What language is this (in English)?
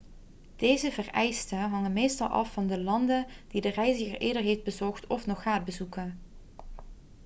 Dutch